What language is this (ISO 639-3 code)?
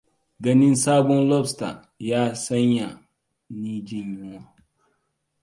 hau